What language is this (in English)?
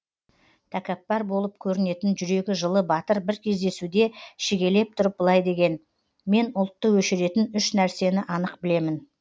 Kazakh